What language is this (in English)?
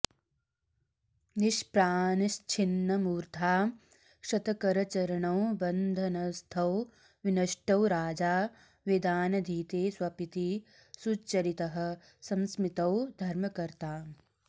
Sanskrit